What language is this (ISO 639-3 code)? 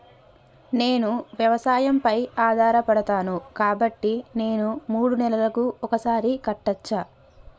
tel